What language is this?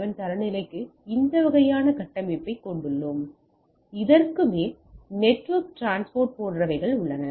Tamil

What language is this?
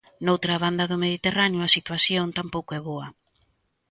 Galician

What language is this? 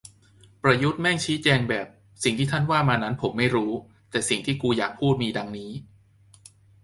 Thai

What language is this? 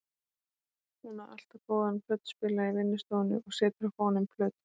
Icelandic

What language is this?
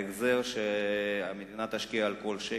Hebrew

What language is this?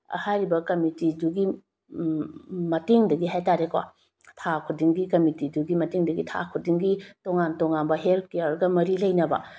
Manipuri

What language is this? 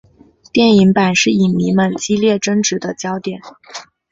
Chinese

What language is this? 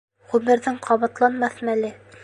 Bashkir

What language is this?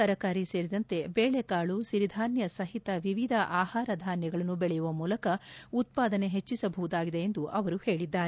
Kannada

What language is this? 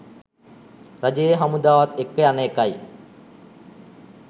Sinhala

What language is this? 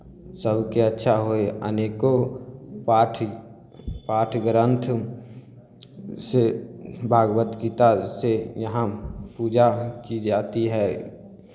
Maithili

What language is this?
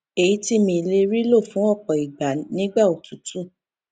Yoruba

